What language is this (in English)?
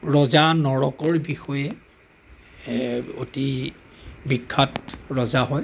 Assamese